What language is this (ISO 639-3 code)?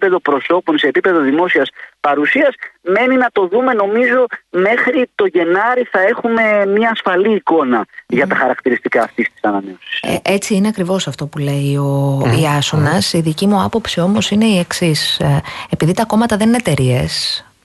ell